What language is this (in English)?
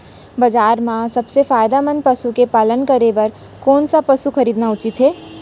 Chhattisgarhi